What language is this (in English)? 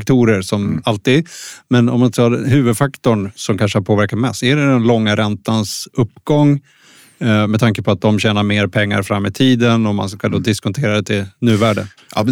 Swedish